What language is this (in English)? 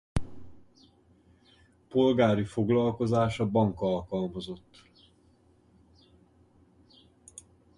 Hungarian